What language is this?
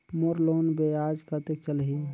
Chhattisgarhi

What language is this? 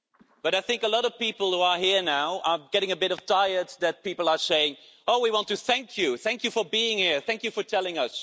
English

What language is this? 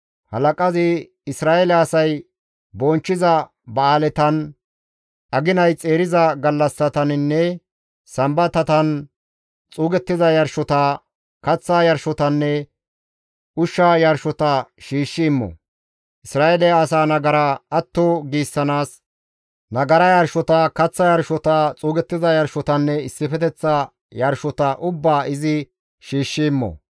Gamo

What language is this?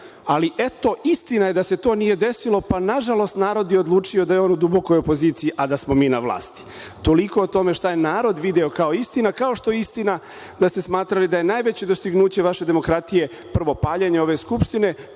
Serbian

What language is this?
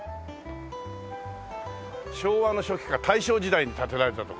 Japanese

